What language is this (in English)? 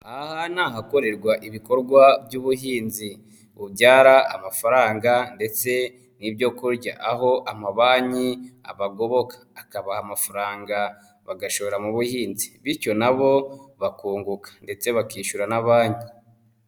Kinyarwanda